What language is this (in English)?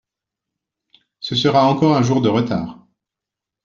French